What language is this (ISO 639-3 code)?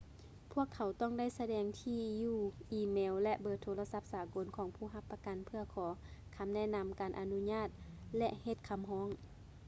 lao